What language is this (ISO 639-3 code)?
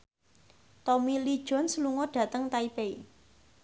jav